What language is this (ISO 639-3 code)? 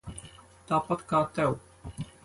lav